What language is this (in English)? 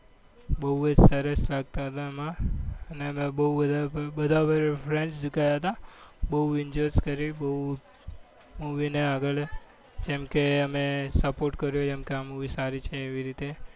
Gujarati